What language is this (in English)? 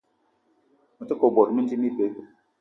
Eton (Cameroon)